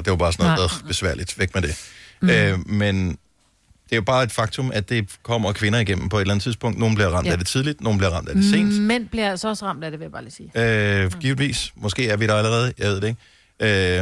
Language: Danish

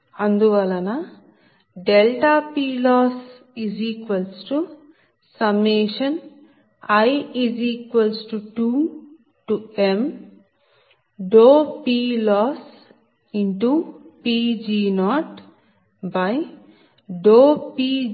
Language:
Telugu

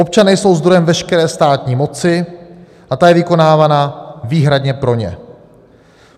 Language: Czech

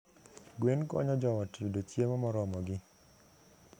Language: Luo (Kenya and Tanzania)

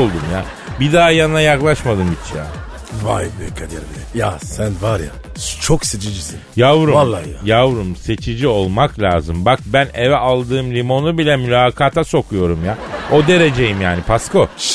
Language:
Turkish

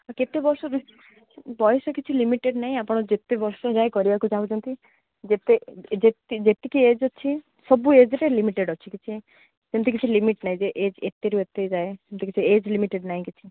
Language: Odia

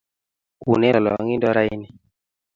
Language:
Kalenjin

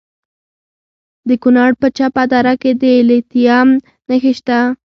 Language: Pashto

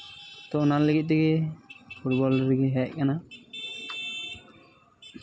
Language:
Santali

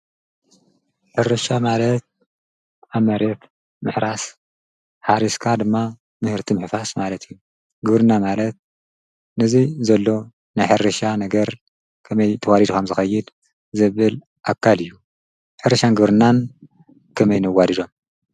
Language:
Tigrinya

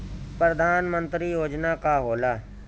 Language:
Bhojpuri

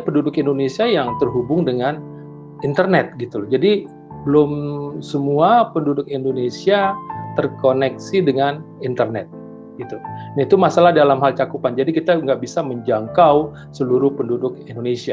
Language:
Indonesian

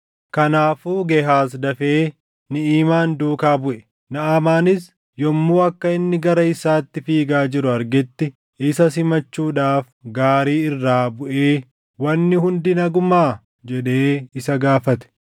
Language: Oromo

